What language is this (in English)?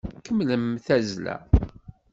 Kabyle